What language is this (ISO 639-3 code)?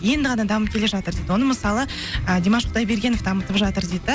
kaz